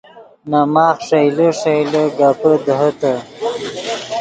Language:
Yidgha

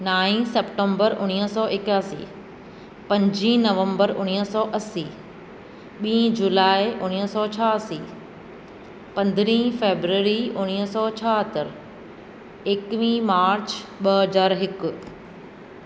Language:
Sindhi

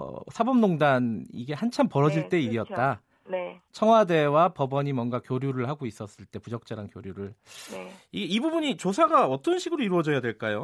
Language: Korean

